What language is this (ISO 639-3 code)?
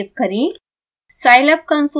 hin